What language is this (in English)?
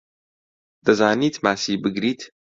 Central Kurdish